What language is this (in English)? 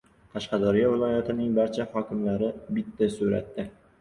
Uzbek